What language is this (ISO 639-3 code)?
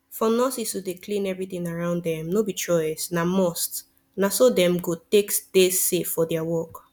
pcm